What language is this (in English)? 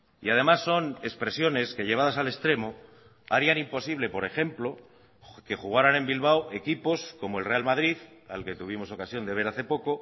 Spanish